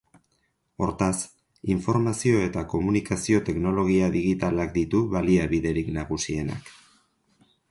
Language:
Basque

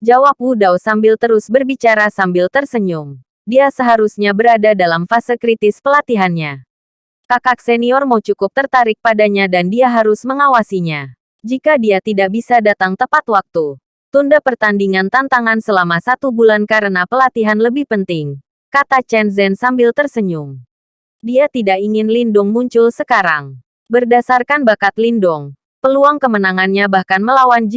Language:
Indonesian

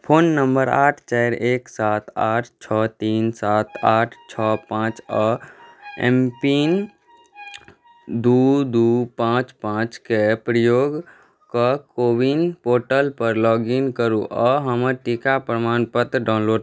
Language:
Maithili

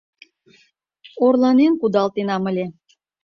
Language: Mari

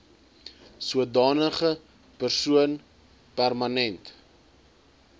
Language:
Afrikaans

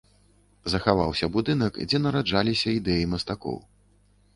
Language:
Belarusian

